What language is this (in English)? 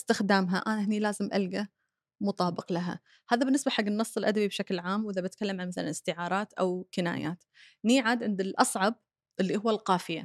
Arabic